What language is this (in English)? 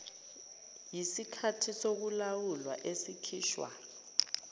Zulu